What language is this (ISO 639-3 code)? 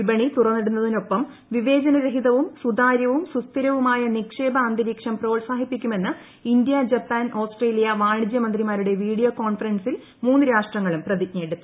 mal